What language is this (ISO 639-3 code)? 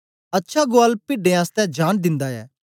doi